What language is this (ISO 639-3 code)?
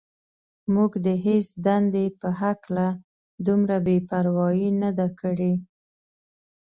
pus